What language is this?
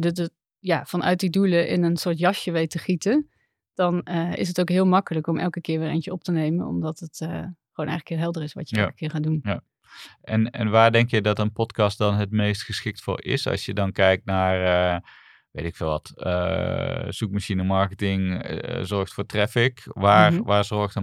Dutch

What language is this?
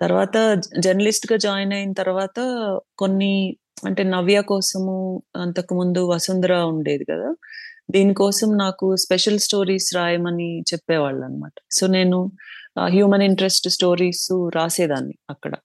Telugu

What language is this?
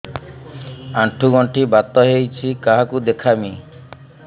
Odia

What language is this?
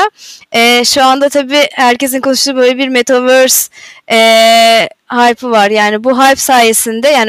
Turkish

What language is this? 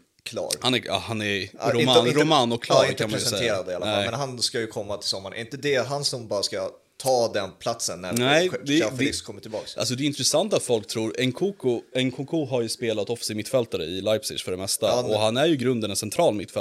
Swedish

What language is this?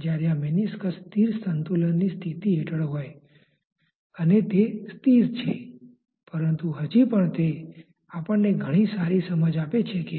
Gujarati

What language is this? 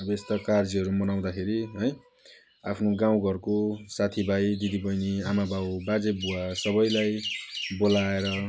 Nepali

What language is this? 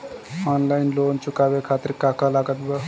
Bhojpuri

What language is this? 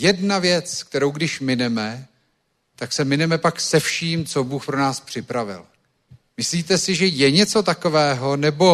Czech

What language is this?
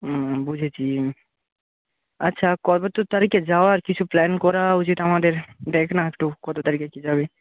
Bangla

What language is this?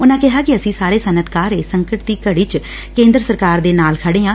Punjabi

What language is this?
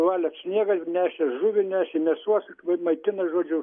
Lithuanian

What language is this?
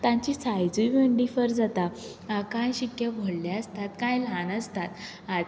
Konkani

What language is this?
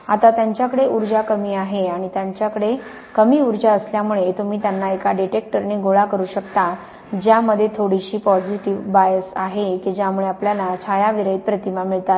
Marathi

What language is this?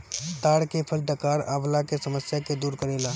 Bhojpuri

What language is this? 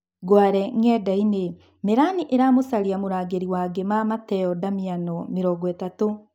Kikuyu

